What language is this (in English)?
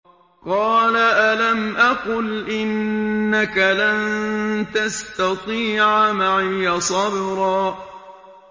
Arabic